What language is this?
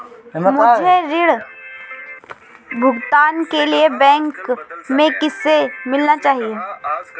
Hindi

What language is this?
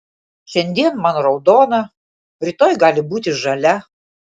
Lithuanian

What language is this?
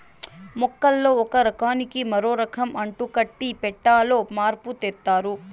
Telugu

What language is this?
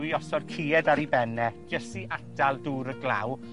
Welsh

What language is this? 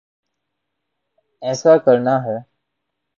Urdu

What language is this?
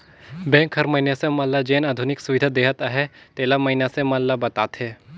Chhattisgarhi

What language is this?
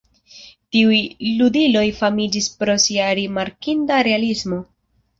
Esperanto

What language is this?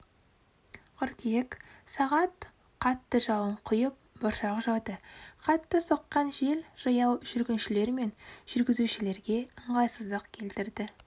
Kazakh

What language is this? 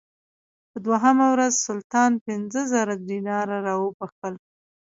Pashto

